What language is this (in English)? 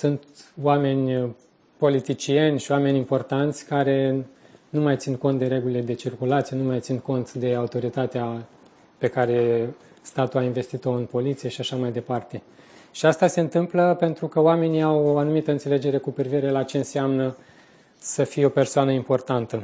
Romanian